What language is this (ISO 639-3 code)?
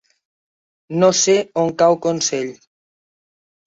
cat